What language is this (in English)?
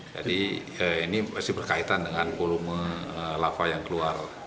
Indonesian